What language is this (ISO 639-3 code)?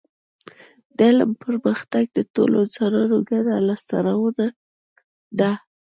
pus